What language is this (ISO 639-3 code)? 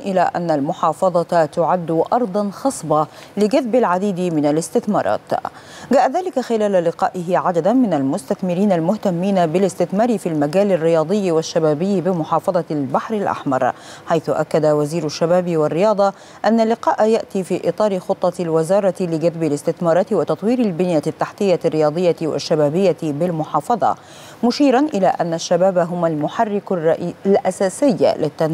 ara